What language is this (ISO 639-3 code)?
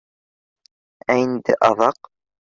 bak